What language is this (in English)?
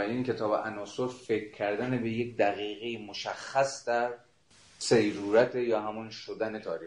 Persian